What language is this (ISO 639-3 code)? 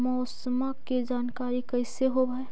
mag